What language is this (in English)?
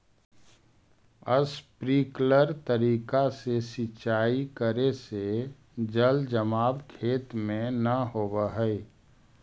Magahi